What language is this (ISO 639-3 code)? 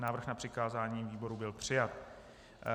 ces